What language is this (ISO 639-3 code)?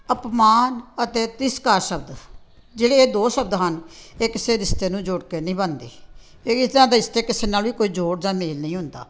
pan